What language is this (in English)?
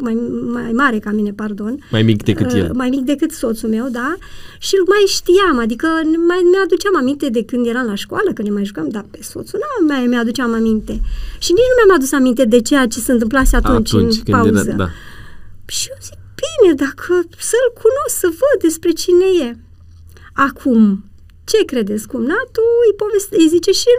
Romanian